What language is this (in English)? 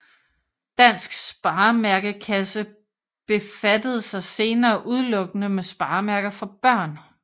Danish